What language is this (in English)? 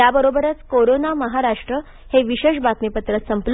Marathi